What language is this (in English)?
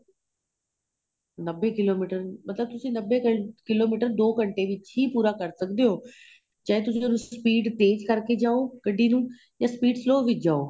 Punjabi